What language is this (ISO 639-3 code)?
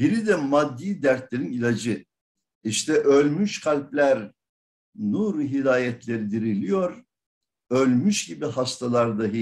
tur